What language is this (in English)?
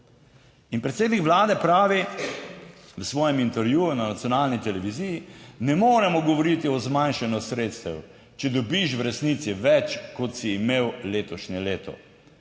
Slovenian